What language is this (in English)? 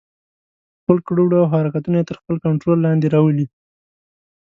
Pashto